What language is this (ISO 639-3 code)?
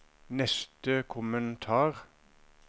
nor